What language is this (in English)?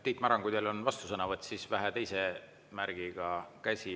Estonian